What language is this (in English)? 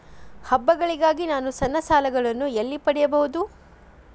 Kannada